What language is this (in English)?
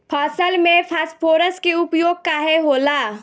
Bhojpuri